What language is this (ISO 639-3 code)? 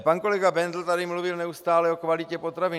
ces